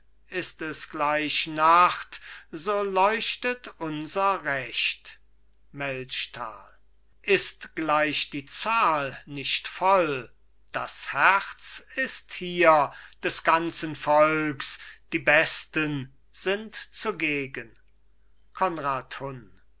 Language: German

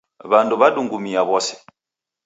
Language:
Taita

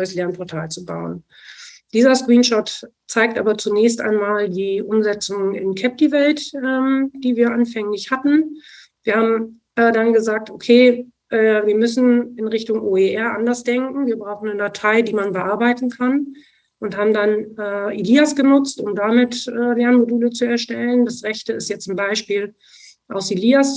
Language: German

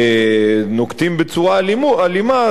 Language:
Hebrew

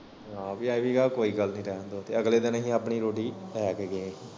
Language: Punjabi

